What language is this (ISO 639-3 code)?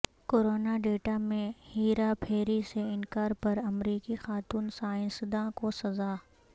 urd